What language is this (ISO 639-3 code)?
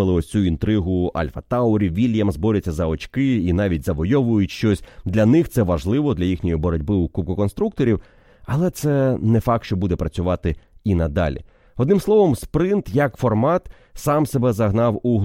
ukr